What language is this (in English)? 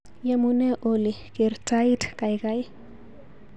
Kalenjin